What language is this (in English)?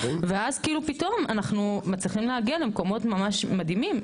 Hebrew